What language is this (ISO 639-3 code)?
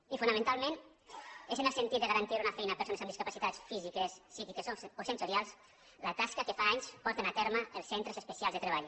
cat